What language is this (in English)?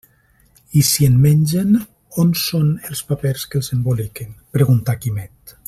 Catalan